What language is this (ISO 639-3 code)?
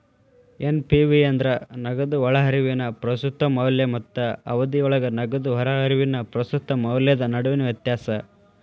kan